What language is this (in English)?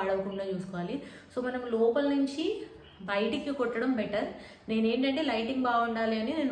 Korean